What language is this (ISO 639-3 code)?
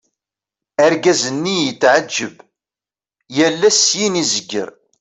kab